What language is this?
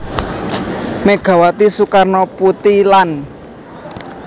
Javanese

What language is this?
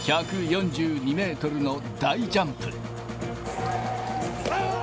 Japanese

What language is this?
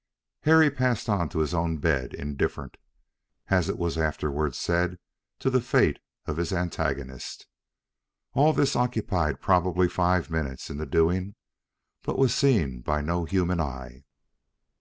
English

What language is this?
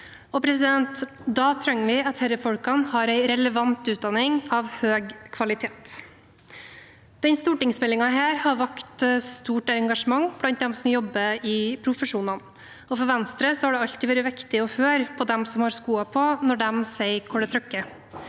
Norwegian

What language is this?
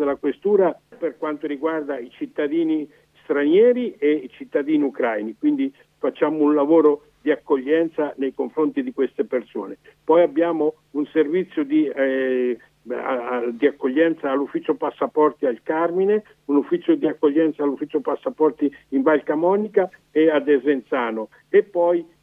Italian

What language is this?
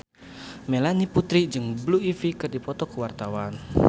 Sundanese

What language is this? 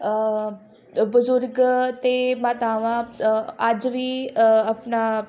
Punjabi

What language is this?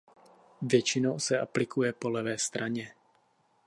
Czech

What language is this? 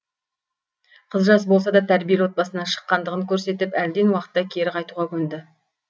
Kazakh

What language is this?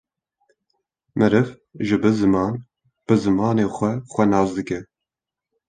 Kurdish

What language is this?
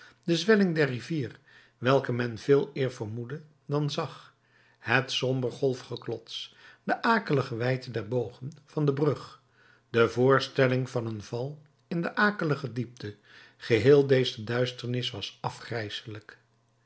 Dutch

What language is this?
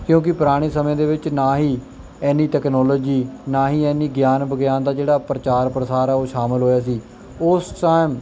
Punjabi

